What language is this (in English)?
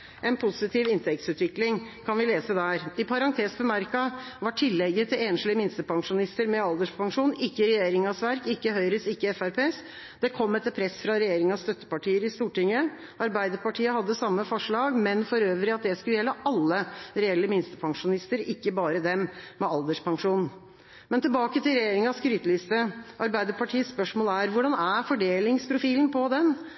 Norwegian Bokmål